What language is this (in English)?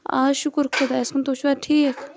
Kashmiri